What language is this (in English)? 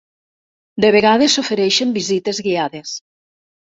Catalan